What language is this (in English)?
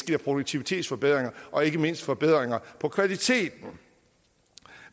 Danish